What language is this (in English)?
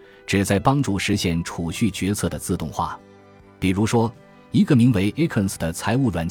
Chinese